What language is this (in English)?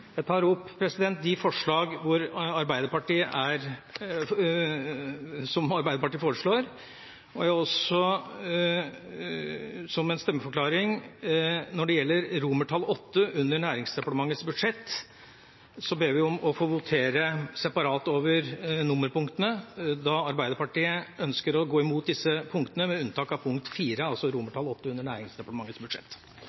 Norwegian Bokmål